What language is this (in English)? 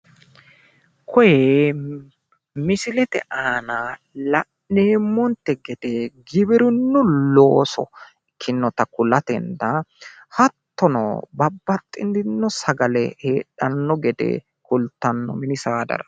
Sidamo